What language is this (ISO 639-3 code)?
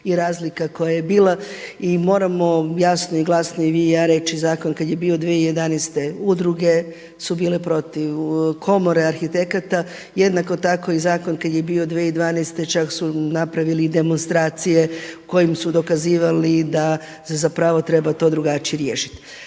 hrv